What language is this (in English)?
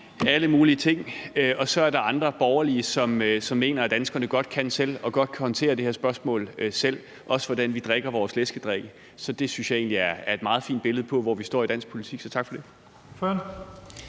Danish